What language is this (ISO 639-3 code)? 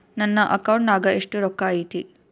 kan